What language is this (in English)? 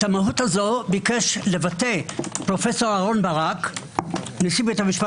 Hebrew